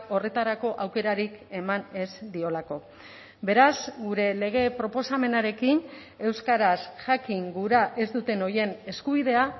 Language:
Basque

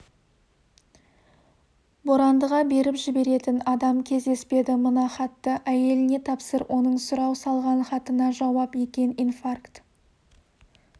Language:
Kazakh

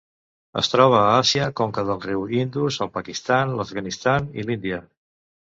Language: Catalan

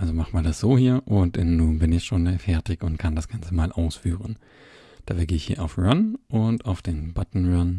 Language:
German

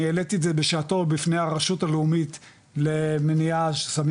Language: Hebrew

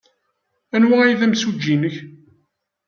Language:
Kabyle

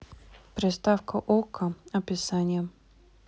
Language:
Russian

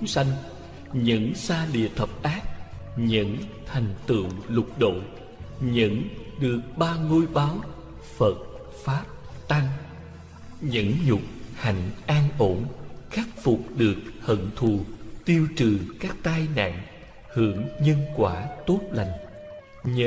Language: Vietnamese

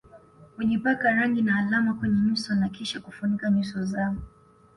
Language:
Swahili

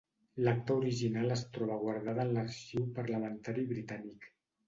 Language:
Catalan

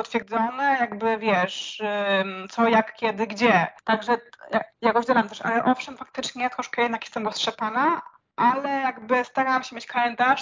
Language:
Polish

